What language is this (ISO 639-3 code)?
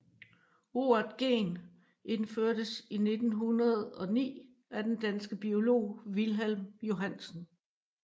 dan